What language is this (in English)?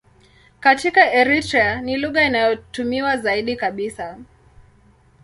Swahili